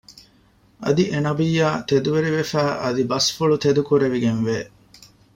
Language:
Divehi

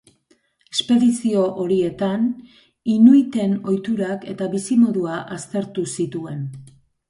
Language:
Basque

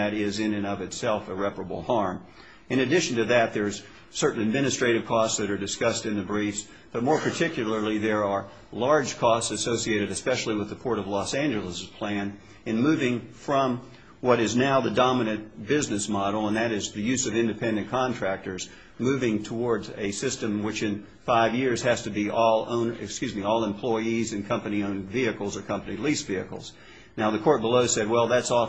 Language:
English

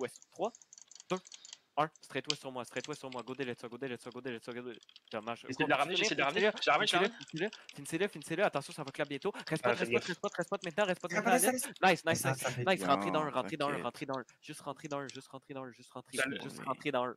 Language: French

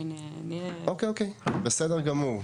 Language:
Hebrew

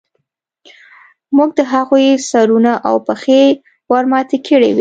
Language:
Pashto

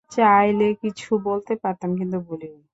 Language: Bangla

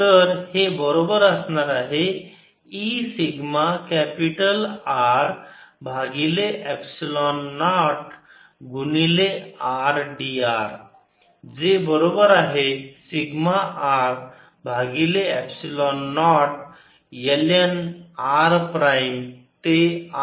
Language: Marathi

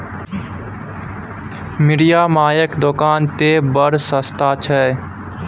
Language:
Maithili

